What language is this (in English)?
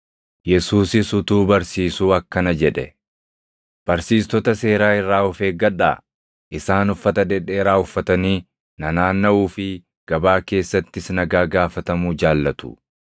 Oromo